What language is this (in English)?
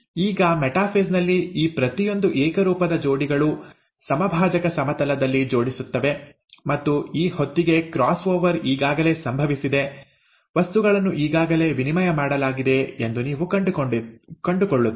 Kannada